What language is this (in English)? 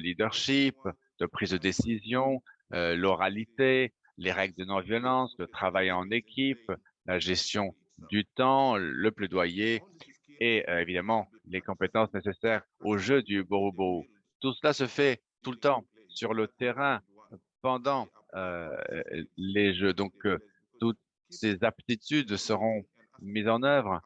French